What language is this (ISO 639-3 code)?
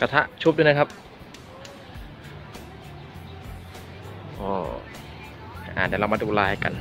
tha